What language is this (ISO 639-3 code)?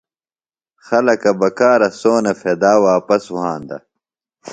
phl